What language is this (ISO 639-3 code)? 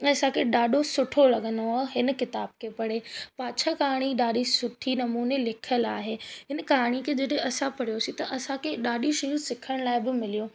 snd